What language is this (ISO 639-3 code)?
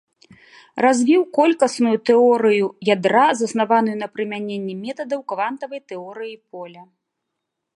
bel